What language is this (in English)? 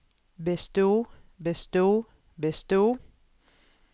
Norwegian